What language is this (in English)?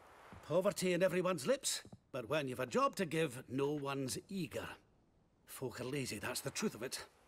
English